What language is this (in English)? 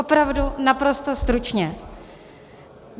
Czech